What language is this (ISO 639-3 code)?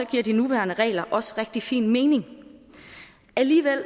dan